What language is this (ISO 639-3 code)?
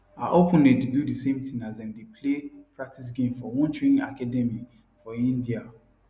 pcm